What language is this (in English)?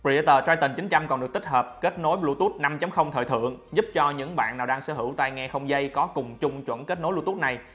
Vietnamese